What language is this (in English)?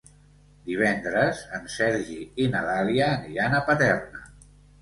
Catalan